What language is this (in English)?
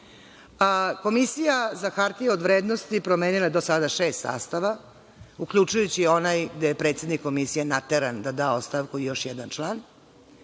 Serbian